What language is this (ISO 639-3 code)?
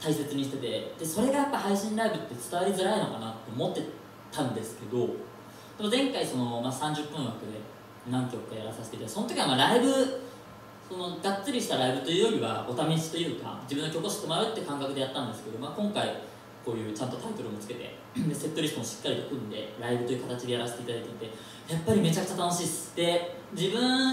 jpn